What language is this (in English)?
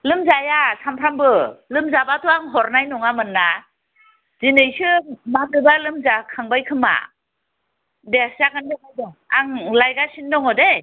Bodo